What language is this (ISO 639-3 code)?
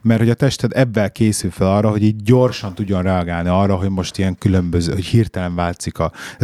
hun